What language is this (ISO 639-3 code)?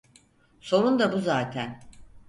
tur